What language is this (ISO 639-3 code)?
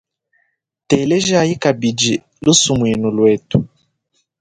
lua